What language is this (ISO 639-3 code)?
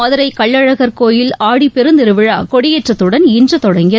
tam